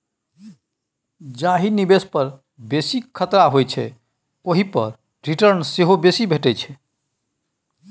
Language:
Maithili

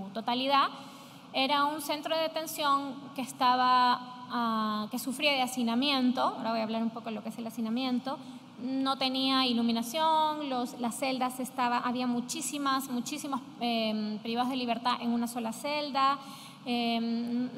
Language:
Spanish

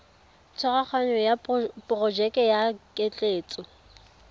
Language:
Tswana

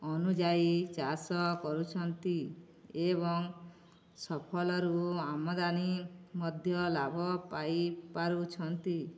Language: Odia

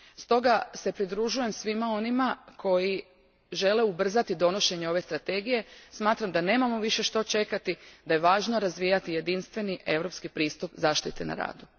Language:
Croatian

